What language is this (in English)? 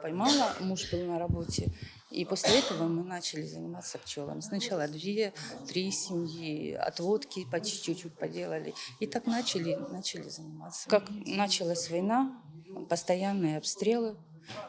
Ukrainian